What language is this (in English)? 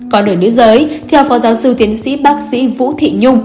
Vietnamese